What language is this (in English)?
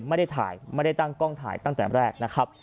Thai